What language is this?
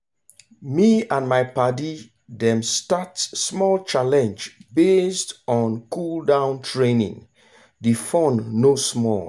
Nigerian Pidgin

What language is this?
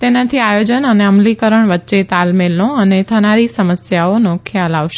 Gujarati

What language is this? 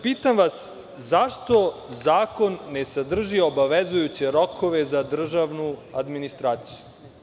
Serbian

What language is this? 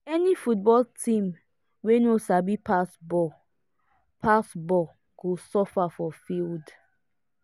Nigerian Pidgin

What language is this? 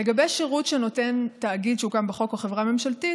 Hebrew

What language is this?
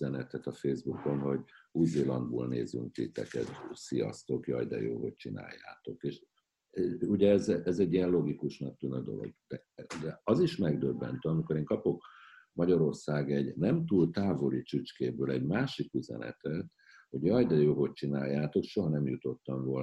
Hungarian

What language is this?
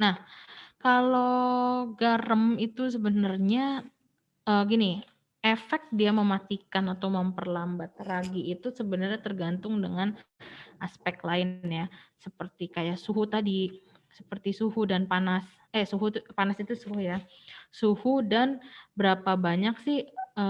Indonesian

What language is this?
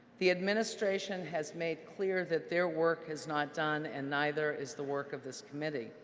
English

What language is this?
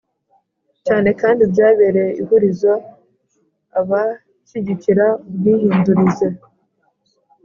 Kinyarwanda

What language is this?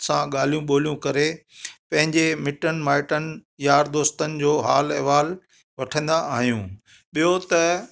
Sindhi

